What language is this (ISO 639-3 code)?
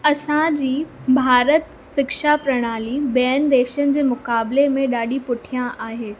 snd